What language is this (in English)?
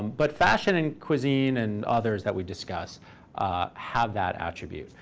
English